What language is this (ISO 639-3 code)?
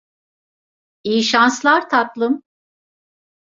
tur